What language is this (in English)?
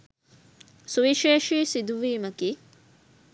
Sinhala